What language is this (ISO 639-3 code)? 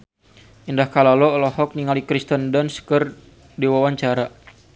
sun